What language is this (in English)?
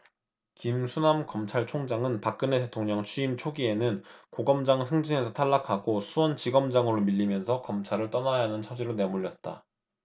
Korean